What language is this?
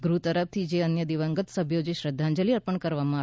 Gujarati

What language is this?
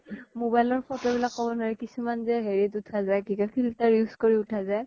Assamese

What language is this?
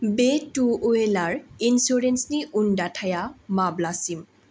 Bodo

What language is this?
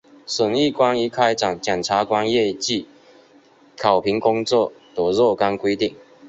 Chinese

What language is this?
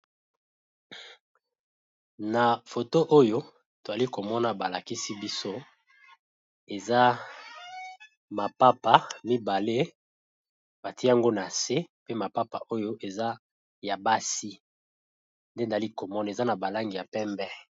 Lingala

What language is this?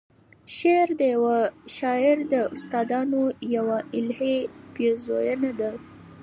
Pashto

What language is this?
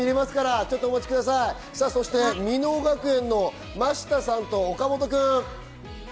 Japanese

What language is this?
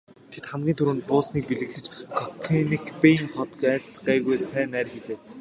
Mongolian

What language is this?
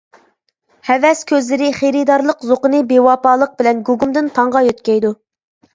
Uyghur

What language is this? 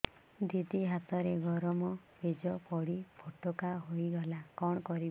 Odia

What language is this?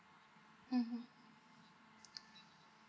English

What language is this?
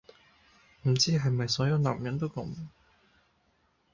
Cantonese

